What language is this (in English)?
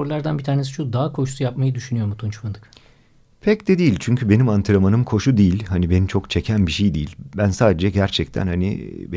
Turkish